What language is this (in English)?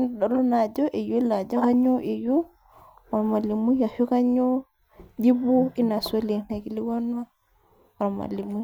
Masai